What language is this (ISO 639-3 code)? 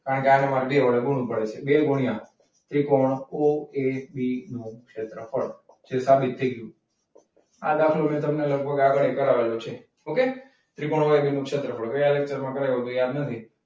guj